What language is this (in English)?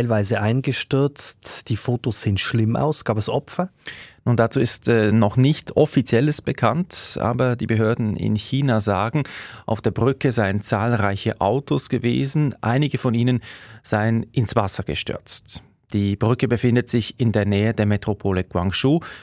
German